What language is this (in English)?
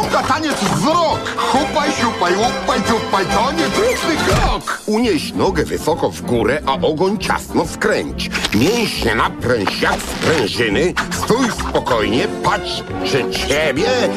Polish